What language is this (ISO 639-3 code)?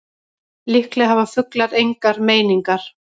isl